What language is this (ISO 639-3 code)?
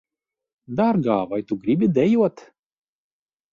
lav